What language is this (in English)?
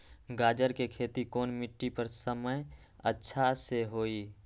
Magahi